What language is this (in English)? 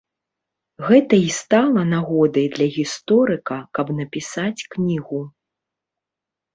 Belarusian